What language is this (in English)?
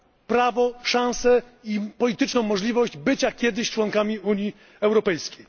Polish